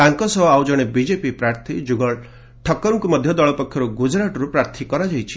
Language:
Odia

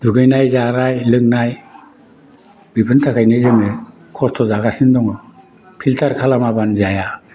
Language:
Bodo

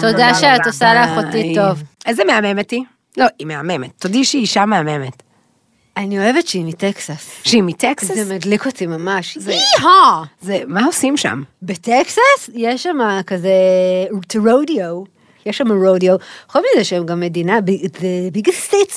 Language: Hebrew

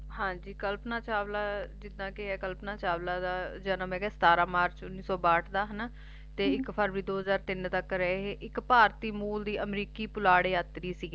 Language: Punjabi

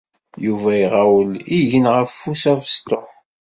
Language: Kabyle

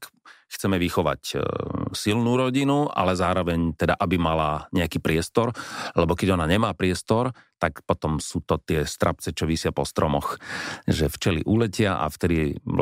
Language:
Slovak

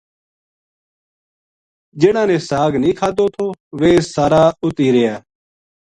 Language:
Gujari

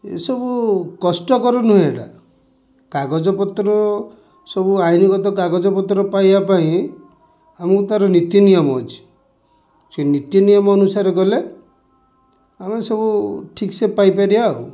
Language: Odia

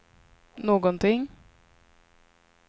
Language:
Swedish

